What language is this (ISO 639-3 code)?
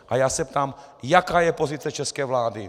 ces